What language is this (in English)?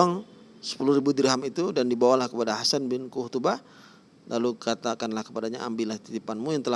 Indonesian